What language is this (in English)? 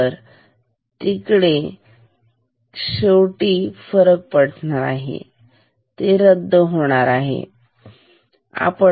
Marathi